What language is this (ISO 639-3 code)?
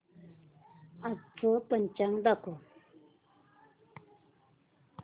mar